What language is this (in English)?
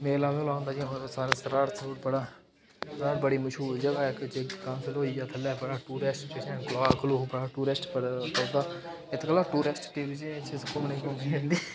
Dogri